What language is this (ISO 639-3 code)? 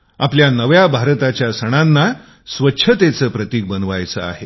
mar